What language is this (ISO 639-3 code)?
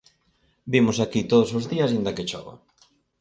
glg